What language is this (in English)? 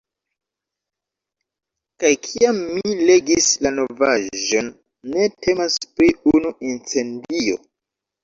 Esperanto